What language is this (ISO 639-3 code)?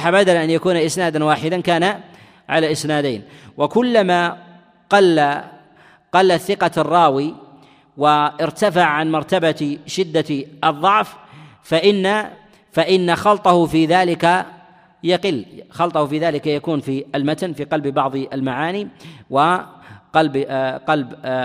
ara